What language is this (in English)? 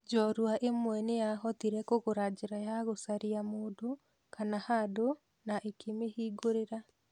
Kikuyu